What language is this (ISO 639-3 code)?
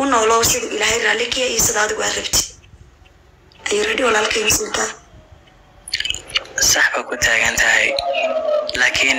ara